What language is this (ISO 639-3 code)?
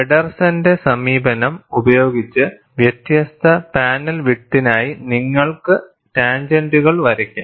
mal